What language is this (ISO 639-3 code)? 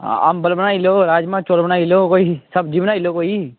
doi